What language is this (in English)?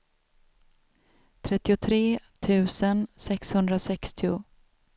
Swedish